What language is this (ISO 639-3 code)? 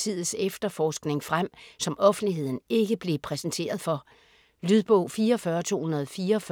dan